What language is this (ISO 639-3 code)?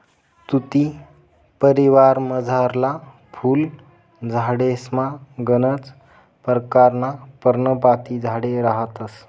mar